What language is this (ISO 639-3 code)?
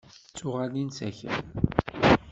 kab